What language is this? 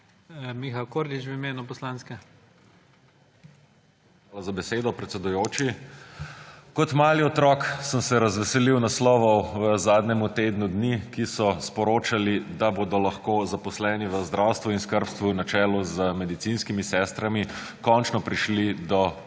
Slovenian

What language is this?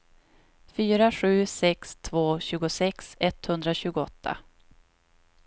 Swedish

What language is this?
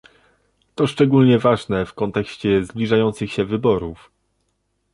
Polish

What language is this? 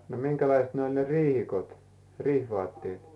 Finnish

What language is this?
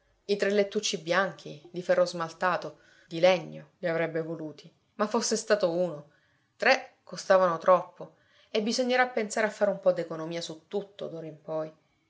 Italian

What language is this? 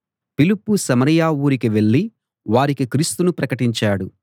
Telugu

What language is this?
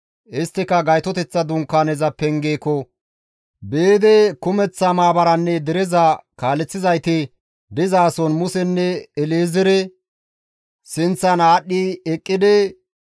Gamo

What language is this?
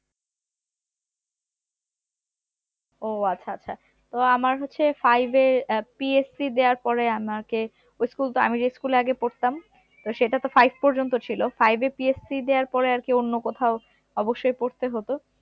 Bangla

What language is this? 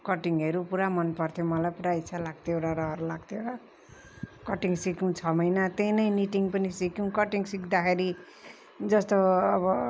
Nepali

